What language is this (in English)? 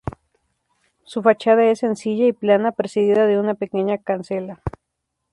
Spanish